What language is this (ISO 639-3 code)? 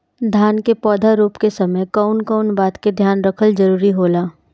bho